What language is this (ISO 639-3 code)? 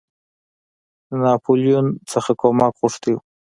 pus